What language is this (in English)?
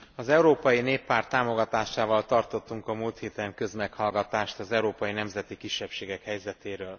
Hungarian